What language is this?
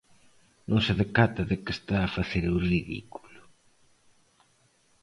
Galician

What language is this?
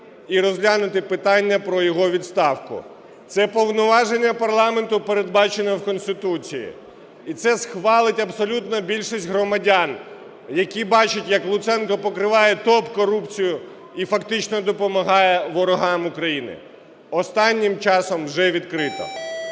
Ukrainian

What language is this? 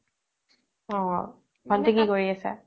Assamese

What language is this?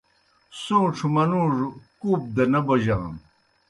Kohistani Shina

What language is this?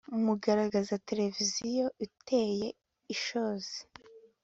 Kinyarwanda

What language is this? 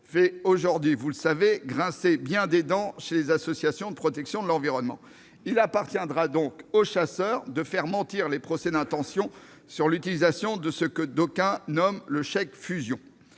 French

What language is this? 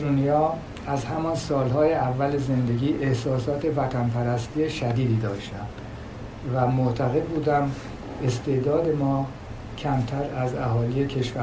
Persian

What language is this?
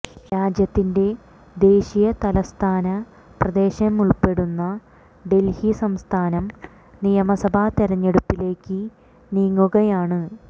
Malayalam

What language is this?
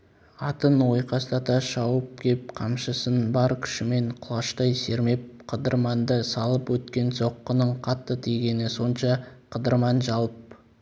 Kazakh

